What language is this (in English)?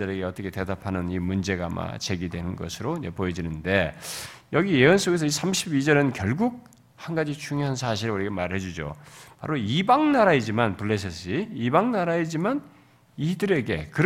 Korean